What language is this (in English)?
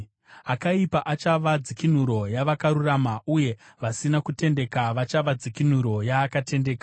Shona